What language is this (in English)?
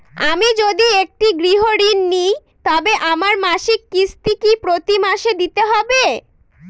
Bangla